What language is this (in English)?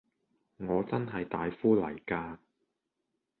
Cantonese